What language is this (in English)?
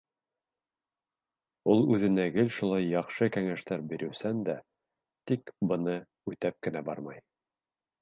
Bashkir